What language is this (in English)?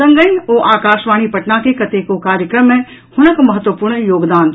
Maithili